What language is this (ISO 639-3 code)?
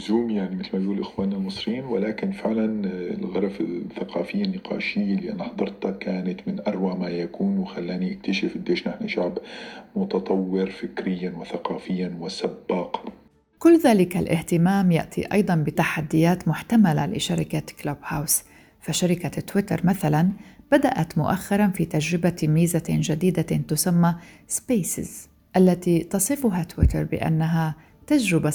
ara